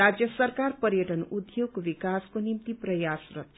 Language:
Nepali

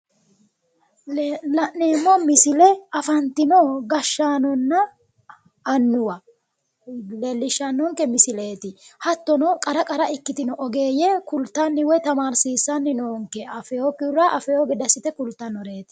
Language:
Sidamo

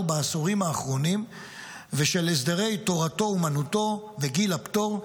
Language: Hebrew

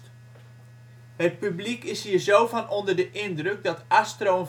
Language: Dutch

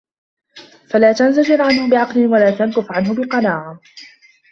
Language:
Arabic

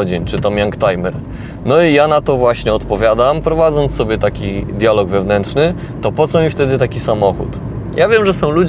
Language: Polish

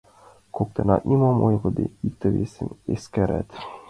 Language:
Mari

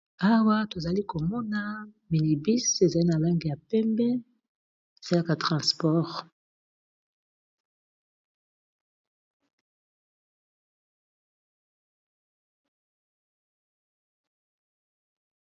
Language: Lingala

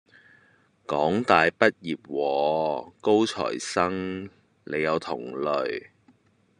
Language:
Cantonese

